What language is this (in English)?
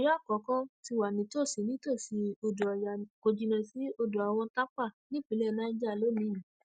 Yoruba